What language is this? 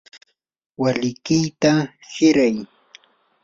Yanahuanca Pasco Quechua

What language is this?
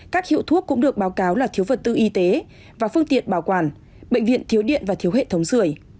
Vietnamese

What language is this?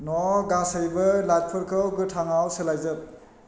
Bodo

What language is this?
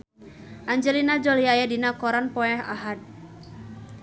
Sundanese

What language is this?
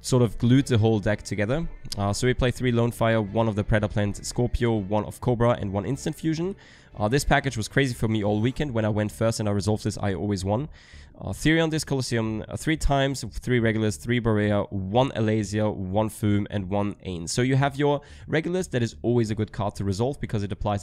English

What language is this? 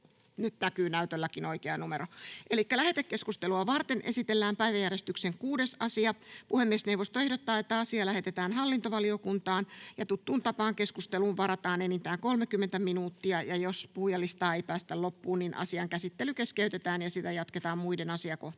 Finnish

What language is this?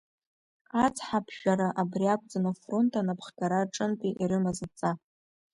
Abkhazian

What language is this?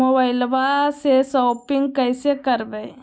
Magahi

